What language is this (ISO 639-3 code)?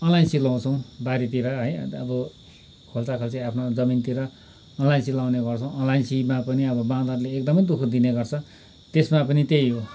nep